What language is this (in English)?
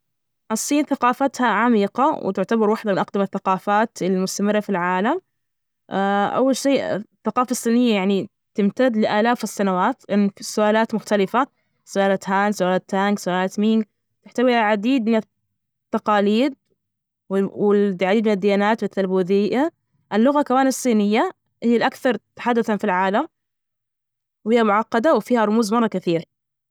Najdi Arabic